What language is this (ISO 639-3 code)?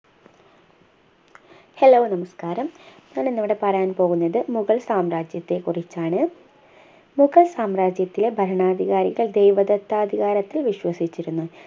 mal